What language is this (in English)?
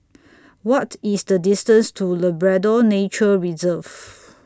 English